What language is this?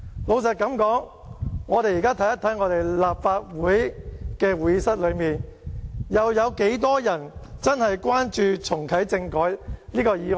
Cantonese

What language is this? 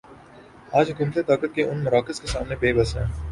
Urdu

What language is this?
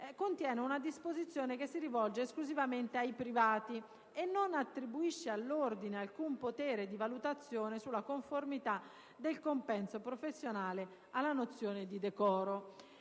Italian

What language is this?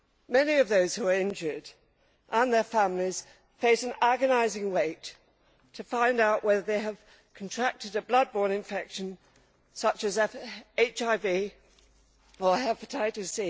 English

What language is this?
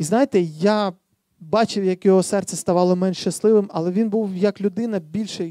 Ukrainian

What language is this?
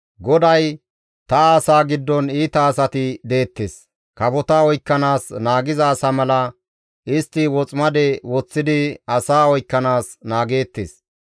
Gamo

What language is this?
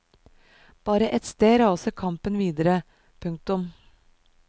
Norwegian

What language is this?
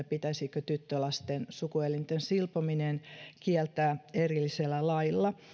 Finnish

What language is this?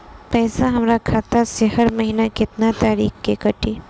Bhojpuri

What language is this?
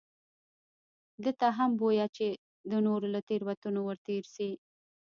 Pashto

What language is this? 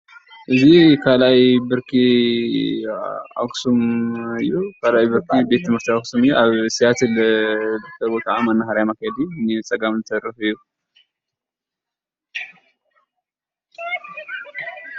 Tigrinya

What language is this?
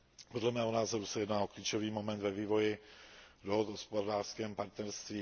Czech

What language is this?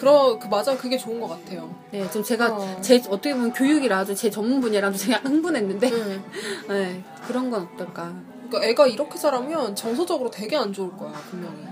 Korean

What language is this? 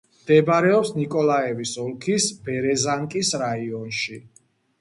Georgian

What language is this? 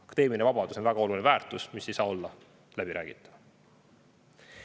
Estonian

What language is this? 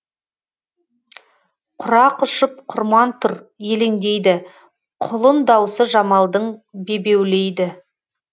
Kazakh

